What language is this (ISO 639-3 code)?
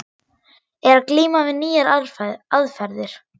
isl